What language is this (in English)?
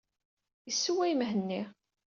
Kabyle